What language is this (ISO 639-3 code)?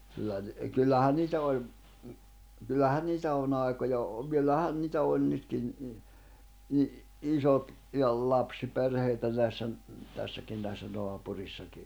fin